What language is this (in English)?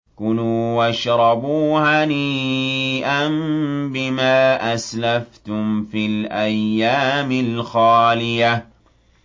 Arabic